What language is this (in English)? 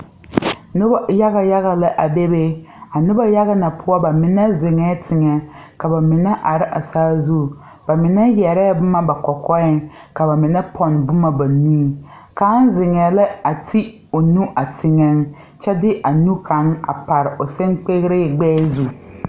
Southern Dagaare